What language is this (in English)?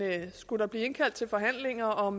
Danish